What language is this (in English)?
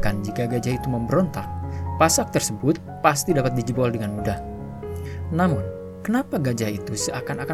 Indonesian